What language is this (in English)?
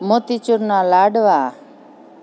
Gujarati